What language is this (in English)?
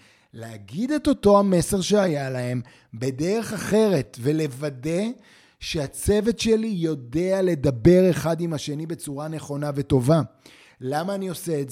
Hebrew